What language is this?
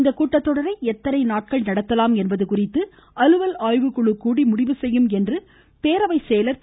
Tamil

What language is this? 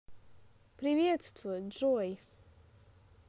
Russian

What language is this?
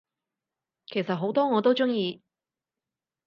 Cantonese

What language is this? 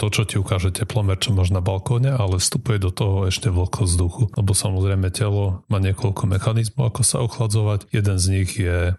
Slovak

